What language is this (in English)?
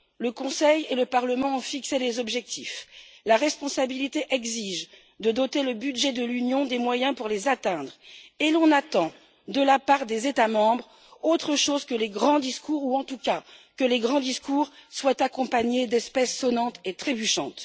French